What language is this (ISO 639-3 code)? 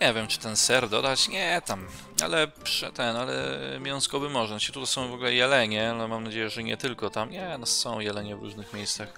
pol